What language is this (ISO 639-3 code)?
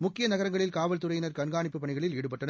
tam